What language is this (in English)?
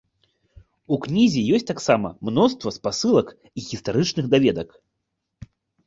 Belarusian